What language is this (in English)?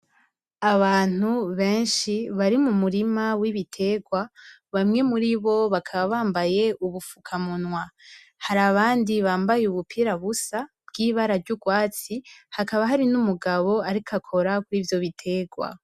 Rundi